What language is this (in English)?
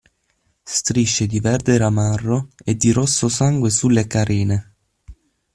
Italian